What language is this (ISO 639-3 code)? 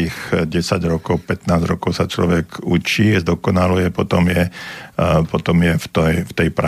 slk